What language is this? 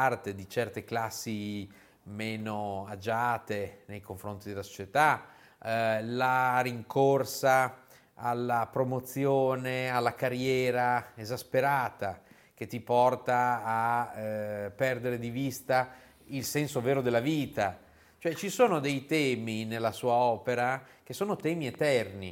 Italian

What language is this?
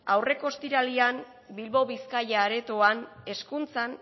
Basque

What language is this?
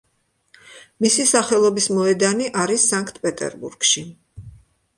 Georgian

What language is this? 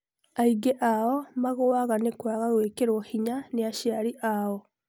Kikuyu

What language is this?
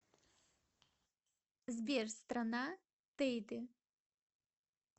Russian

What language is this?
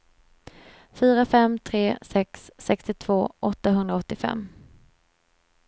Swedish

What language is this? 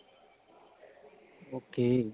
Punjabi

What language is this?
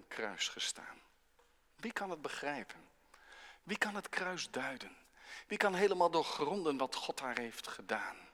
Dutch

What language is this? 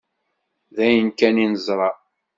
Kabyle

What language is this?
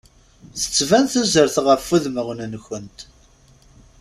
Kabyle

